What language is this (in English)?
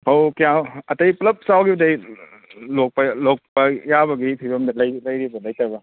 Manipuri